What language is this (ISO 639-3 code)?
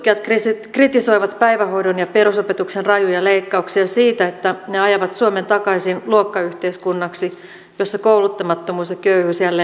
fin